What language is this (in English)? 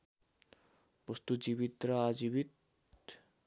Nepali